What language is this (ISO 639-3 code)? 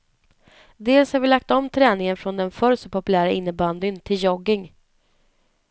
swe